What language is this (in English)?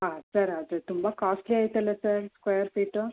Kannada